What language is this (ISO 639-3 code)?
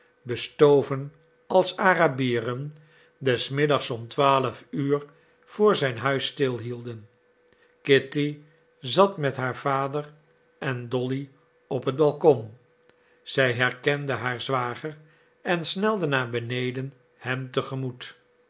nld